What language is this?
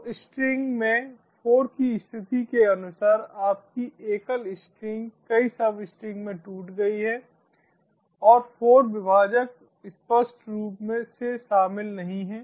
Hindi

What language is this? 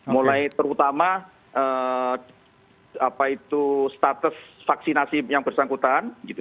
Indonesian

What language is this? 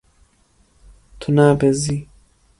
Kurdish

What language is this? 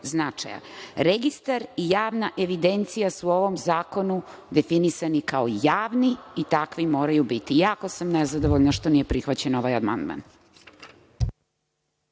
Serbian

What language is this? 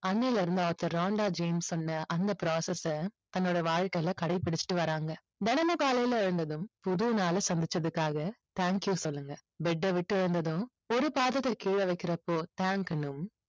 Tamil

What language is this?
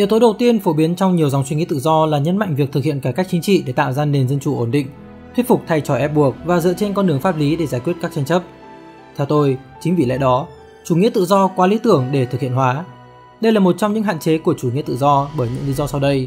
Vietnamese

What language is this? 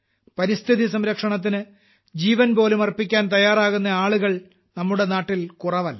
Malayalam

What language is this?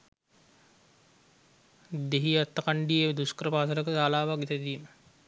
Sinhala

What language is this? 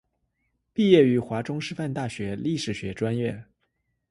Chinese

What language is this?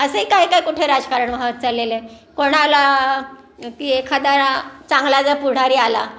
Marathi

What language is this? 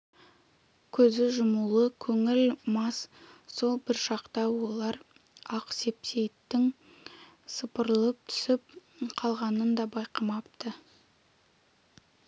Kazakh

